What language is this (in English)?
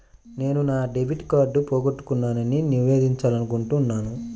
Telugu